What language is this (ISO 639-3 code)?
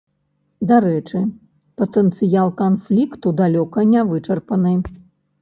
bel